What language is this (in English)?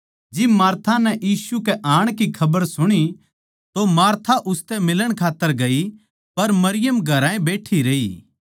Haryanvi